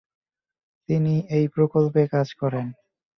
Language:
Bangla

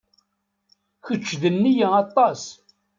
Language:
Kabyle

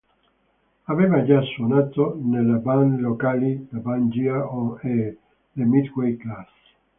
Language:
Italian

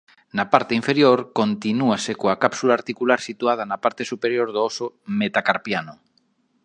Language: Galician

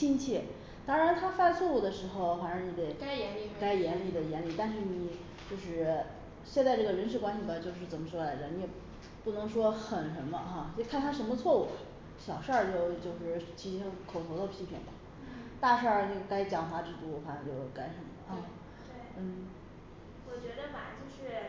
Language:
Chinese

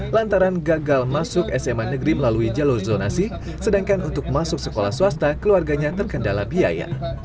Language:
Indonesian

